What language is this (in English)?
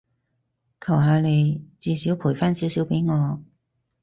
Cantonese